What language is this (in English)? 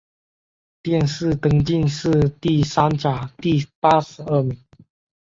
Chinese